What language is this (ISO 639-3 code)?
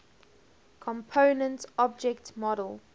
eng